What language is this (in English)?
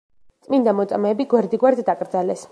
Georgian